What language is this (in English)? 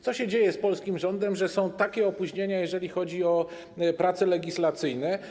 Polish